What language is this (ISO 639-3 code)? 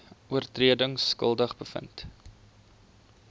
afr